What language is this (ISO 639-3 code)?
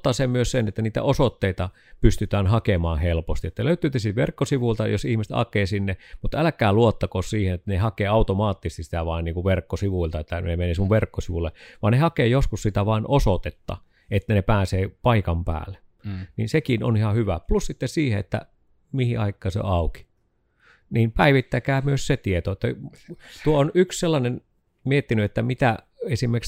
fin